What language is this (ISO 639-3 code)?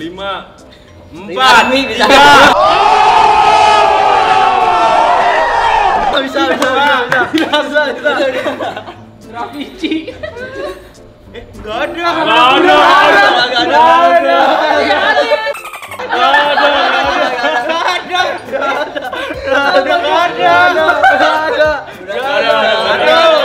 ind